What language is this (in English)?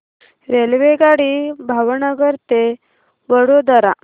Marathi